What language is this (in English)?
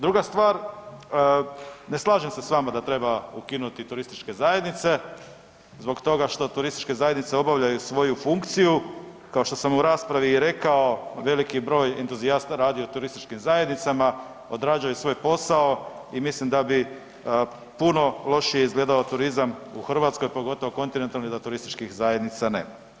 Croatian